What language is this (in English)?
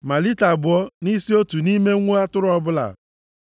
Igbo